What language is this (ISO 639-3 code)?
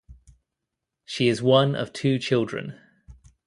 eng